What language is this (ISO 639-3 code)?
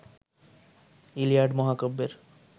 ben